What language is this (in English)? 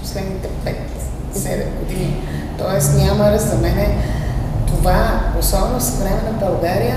Bulgarian